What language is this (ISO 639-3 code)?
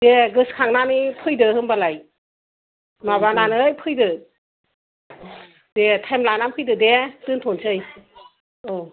brx